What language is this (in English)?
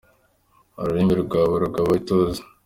Kinyarwanda